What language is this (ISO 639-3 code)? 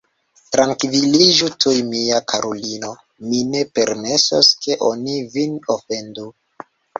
epo